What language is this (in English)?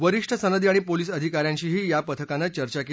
Marathi